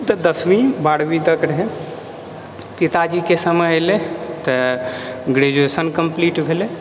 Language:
Maithili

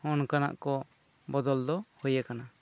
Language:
Santali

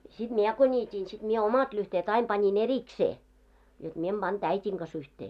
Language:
Finnish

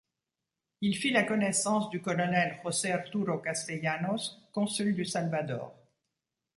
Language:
French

